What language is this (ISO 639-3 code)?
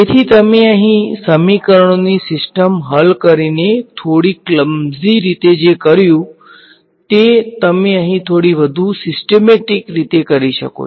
guj